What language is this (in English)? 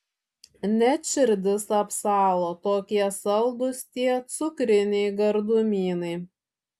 Lithuanian